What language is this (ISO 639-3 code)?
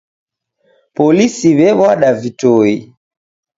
dav